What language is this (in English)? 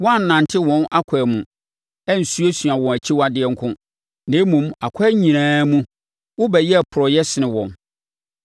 Akan